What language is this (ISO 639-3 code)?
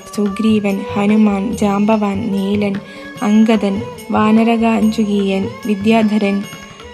mal